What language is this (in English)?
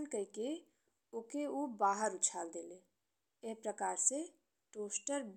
Bhojpuri